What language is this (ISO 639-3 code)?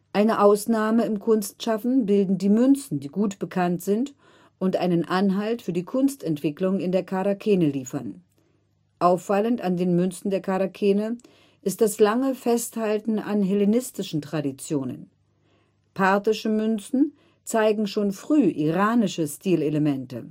deu